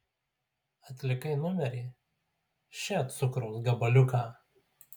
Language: Lithuanian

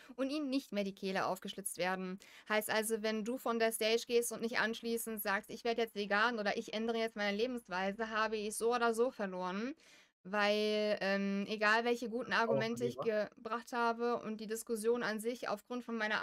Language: German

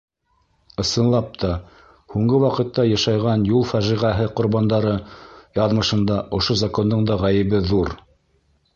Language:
Bashkir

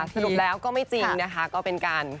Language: Thai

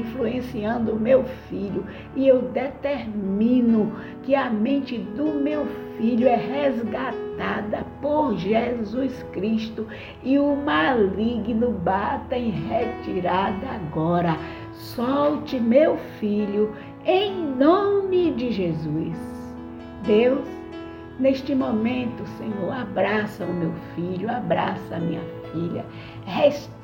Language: Portuguese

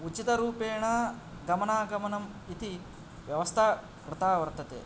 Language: Sanskrit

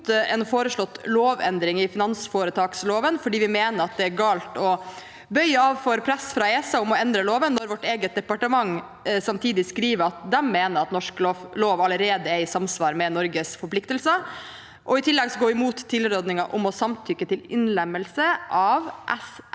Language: Norwegian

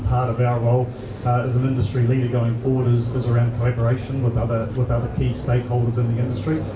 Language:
English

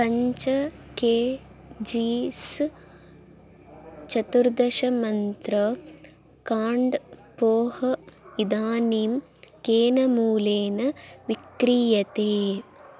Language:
Sanskrit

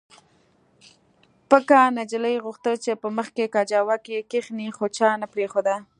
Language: Pashto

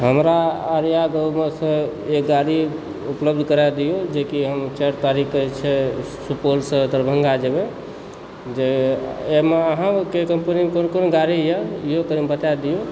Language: Maithili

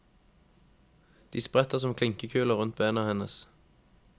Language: Norwegian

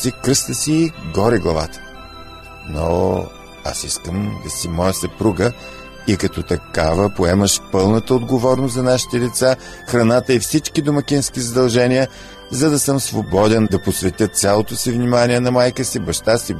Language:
Bulgarian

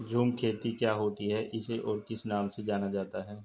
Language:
Hindi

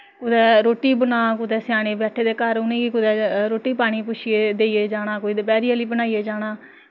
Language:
Dogri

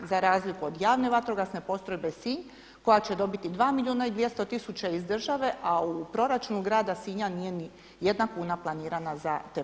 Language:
Croatian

